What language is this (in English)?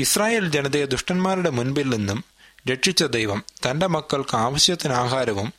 Malayalam